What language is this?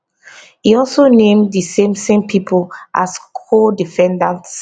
Nigerian Pidgin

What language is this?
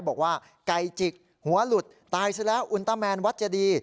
Thai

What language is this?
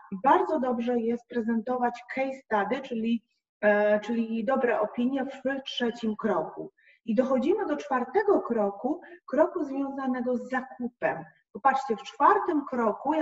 Polish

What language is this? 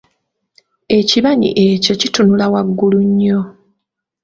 Ganda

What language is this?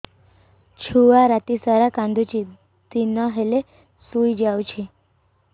Odia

